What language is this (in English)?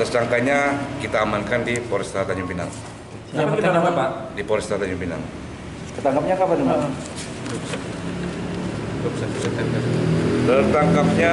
Indonesian